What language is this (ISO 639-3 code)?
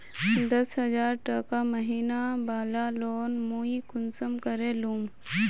mag